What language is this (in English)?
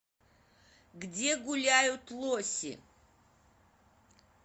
Russian